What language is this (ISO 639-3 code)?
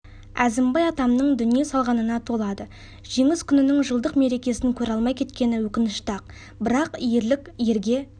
kaz